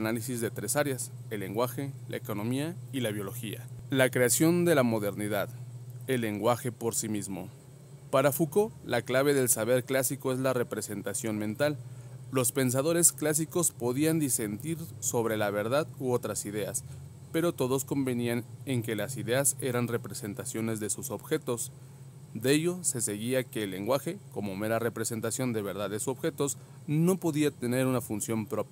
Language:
Spanish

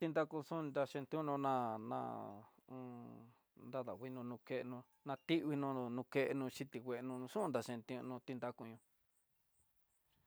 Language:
Tidaá Mixtec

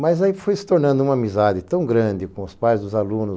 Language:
Portuguese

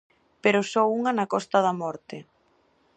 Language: Galician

